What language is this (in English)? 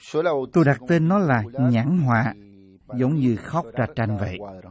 Vietnamese